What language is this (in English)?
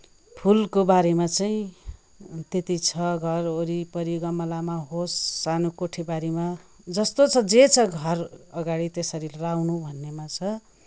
Nepali